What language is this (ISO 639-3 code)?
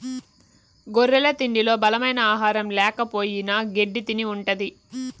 tel